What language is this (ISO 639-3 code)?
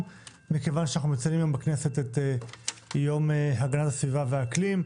heb